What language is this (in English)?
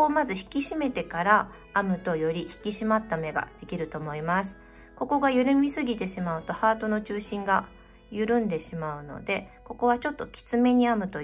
Japanese